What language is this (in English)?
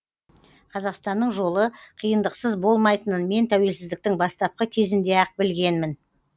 Kazakh